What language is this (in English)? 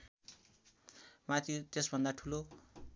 Nepali